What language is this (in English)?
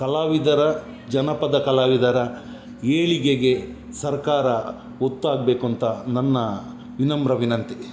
Kannada